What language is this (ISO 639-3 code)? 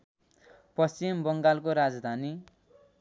nep